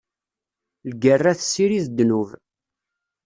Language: Kabyle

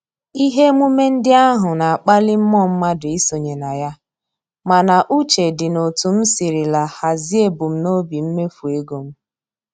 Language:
Igbo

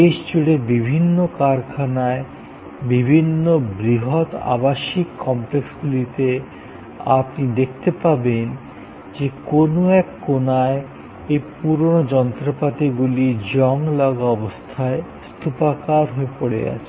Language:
Bangla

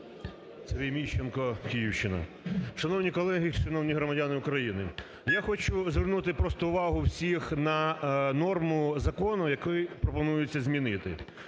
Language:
Ukrainian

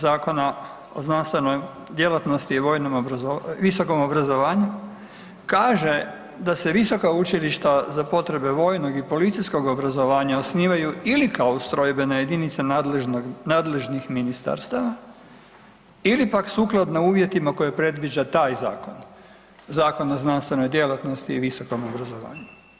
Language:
Croatian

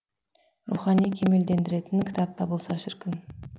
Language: Kazakh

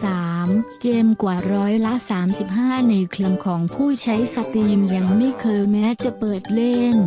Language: Thai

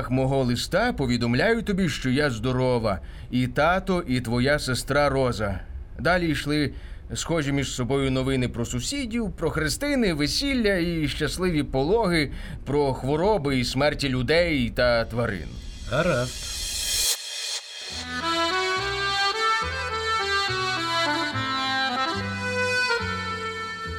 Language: Ukrainian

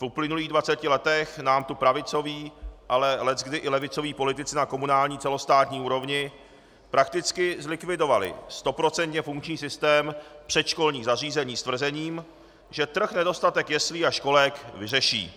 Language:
Czech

